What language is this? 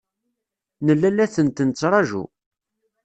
Kabyle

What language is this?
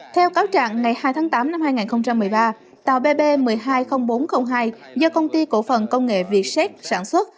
Vietnamese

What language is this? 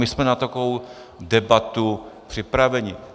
Czech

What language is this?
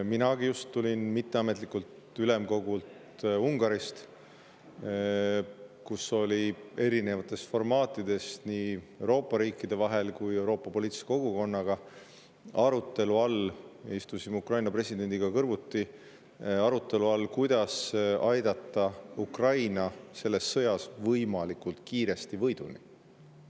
Estonian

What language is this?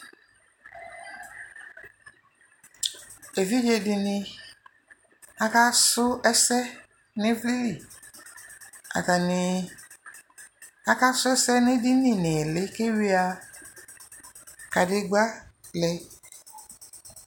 Ikposo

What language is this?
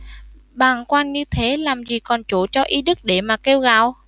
Vietnamese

